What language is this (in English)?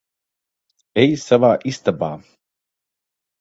Latvian